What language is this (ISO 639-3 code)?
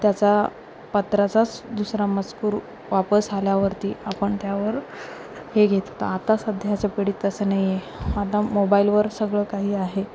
mar